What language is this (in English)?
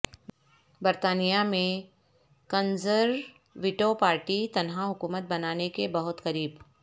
Urdu